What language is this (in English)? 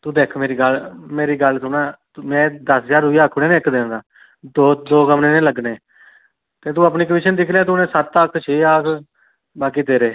Dogri